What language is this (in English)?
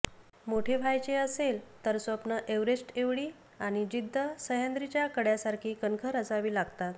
Marathi